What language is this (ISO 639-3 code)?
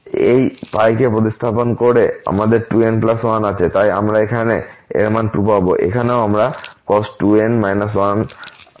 ben